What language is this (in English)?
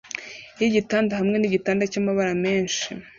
Kinyarwanda